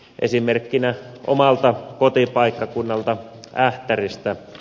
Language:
Finnish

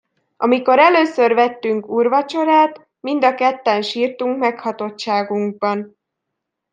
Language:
Hungarian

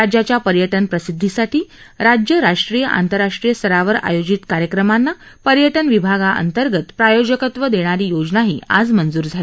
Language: Marathi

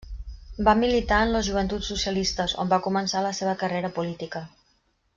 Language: Catalan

